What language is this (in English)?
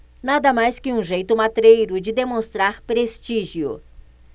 Portuguese